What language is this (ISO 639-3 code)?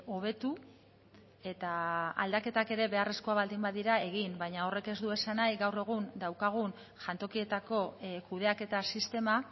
eus